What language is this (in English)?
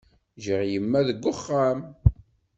Kabyle